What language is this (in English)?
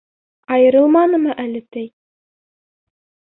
Bashkir